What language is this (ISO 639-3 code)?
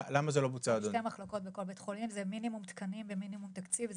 heb